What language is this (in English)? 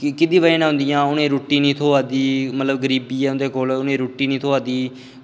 Dogri